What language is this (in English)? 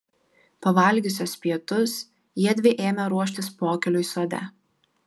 Lithuanian